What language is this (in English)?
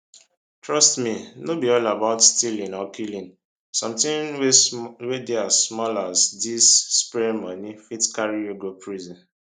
Nigerian Pidgin